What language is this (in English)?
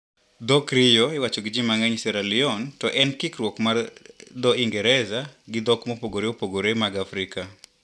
Luo (Kenya and Tanzania)